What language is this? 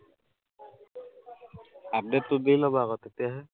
Assamese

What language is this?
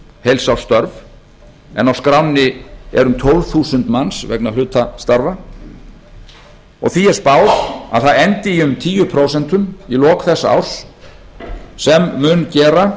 Icelandic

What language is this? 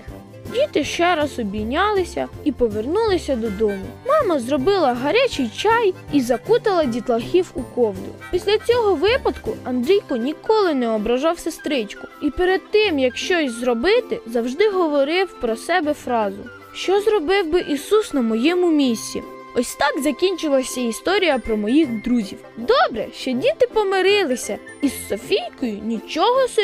Ukrainian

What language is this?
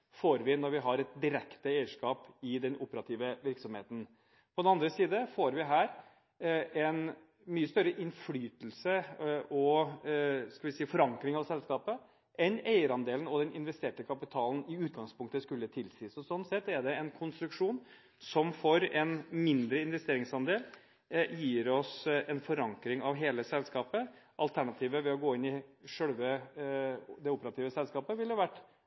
Norwegian Bokmål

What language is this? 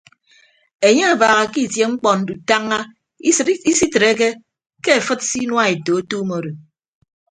Ibibio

